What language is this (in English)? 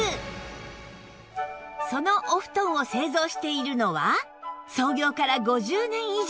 Japanese